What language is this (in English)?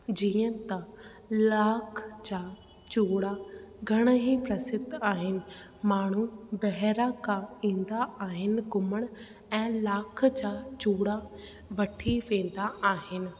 Sindhi